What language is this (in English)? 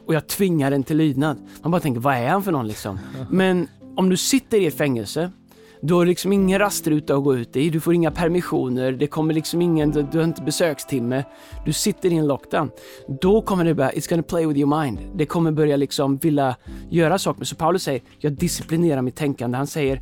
Swedish